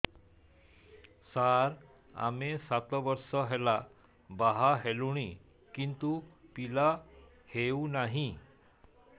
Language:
Odia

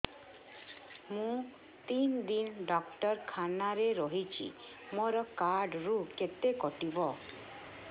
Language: Odia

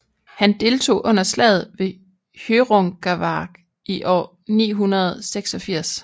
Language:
Danish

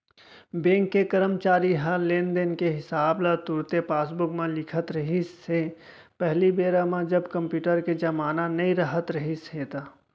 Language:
Chhattisgarhi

